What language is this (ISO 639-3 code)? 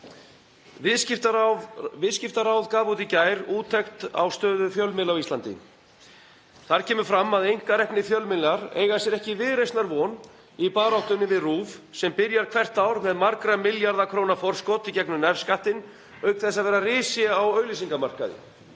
isl